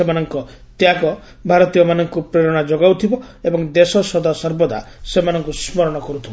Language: Odia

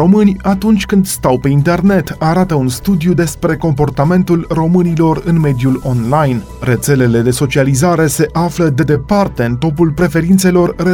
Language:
Romanian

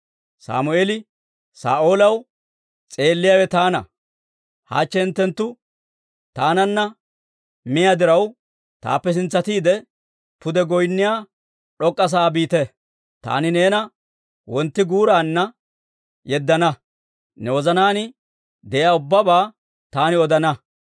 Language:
Dawro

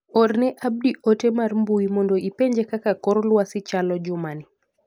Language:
Luo (Kenya and Tanzania)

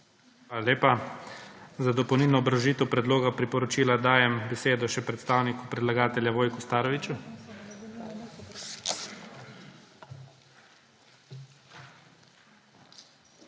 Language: Slovenian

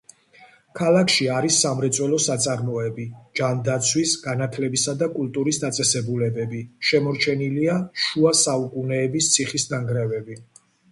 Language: Georgian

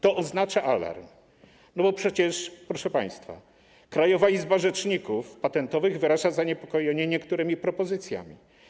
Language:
Polish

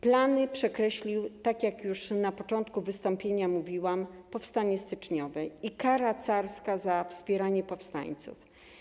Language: Polish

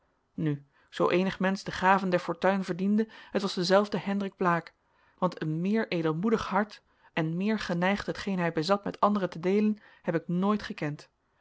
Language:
Dutch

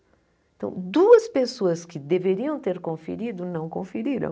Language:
Portuguese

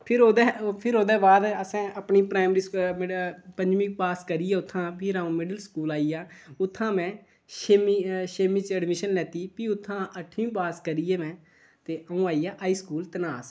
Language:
Dogri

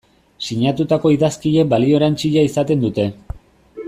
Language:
Basque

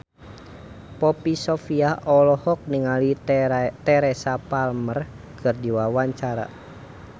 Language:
Sundanese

